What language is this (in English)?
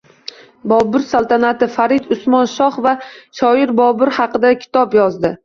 Uzbek